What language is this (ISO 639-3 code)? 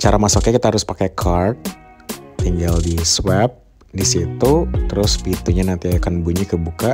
ind